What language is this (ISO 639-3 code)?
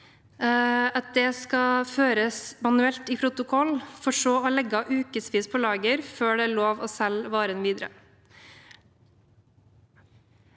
nor